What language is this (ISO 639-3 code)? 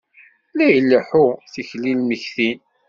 kab